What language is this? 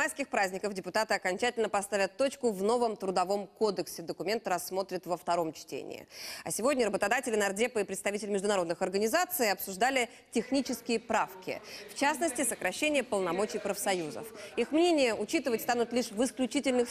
Russian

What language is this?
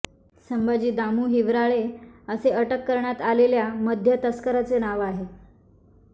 Marathi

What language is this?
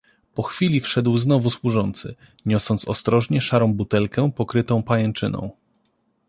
Polish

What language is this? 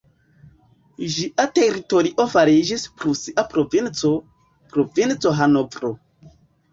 Esperanto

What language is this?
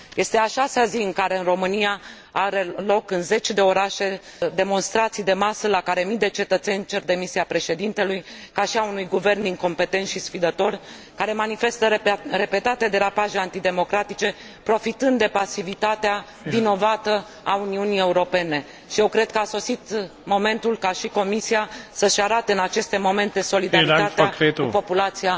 Romanian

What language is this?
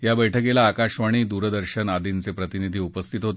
Marathi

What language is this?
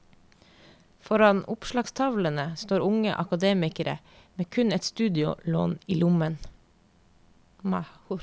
Norwegian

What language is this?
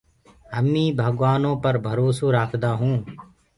Gurgula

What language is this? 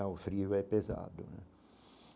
Portuguese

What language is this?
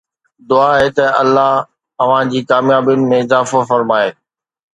Sindhi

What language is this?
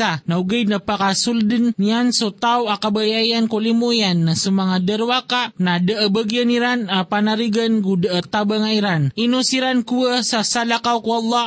Filipino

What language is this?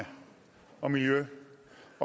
Danish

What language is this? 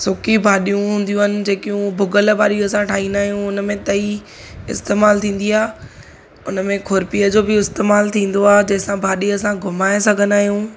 Sindhi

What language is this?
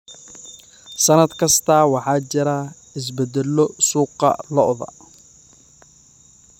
Somali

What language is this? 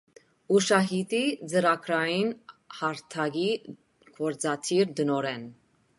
Armenian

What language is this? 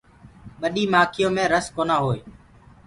Gurgula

